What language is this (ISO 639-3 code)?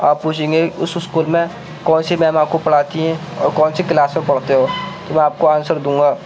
urd